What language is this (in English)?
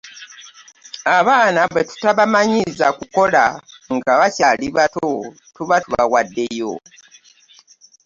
Ganda